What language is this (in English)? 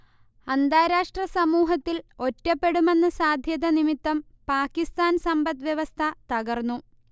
Malayalam